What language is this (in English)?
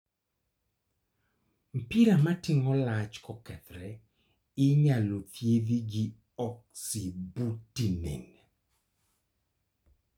Luo (Kenya and Tanzania)